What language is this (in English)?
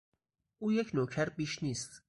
Persian